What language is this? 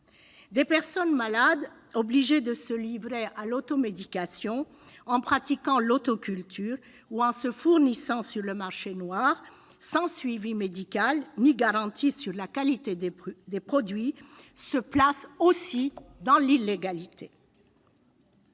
French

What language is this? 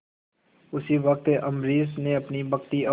Hindi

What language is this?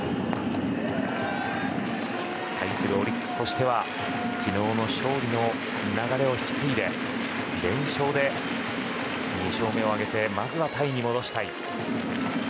Japanese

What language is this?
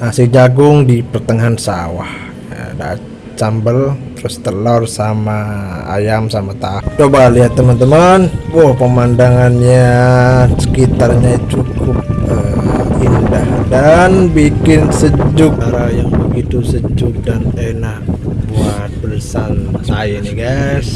Indonesian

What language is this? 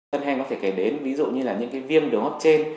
Vietnamese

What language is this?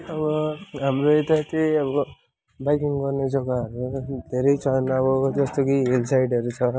Nepali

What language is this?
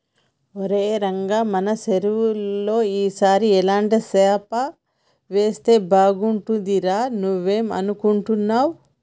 Telugu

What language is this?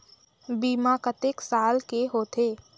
Chhattisgarhi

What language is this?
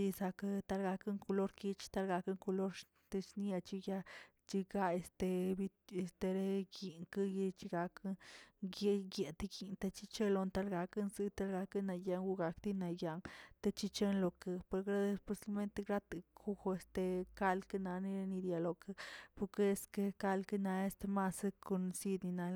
Tilquiapan Zapotec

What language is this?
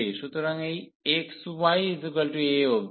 Bangla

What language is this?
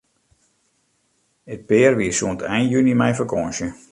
Western Frisian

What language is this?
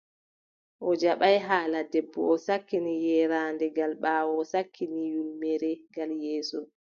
Adamawa Fulfulde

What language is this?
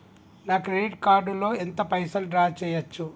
Telugu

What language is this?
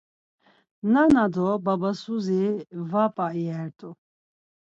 Laz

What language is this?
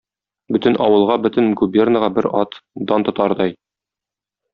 Tatar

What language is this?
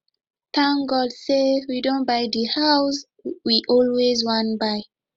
Nigerian Pidgin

